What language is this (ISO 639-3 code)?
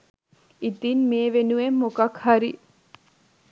sin